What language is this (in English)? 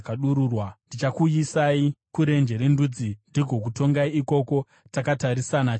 Shona